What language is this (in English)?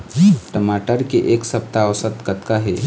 Chhattisgarhi